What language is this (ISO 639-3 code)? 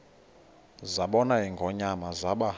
xho